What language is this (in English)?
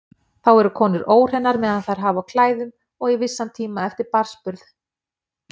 Icelandic